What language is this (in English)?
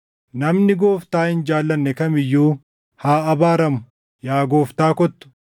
Oromo